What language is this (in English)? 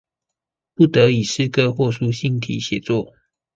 Chinese